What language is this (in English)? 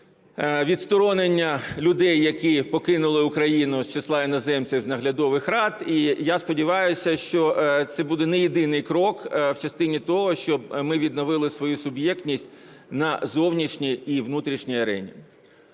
Ukrainian